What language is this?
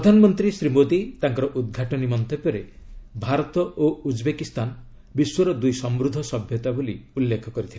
Odia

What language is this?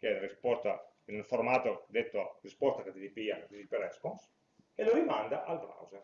Italian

